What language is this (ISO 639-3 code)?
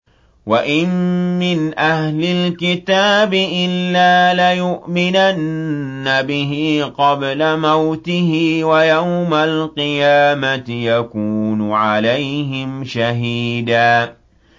ara